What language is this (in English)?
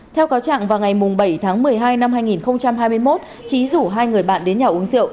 Vietnamese